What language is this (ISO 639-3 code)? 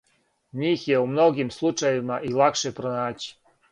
srp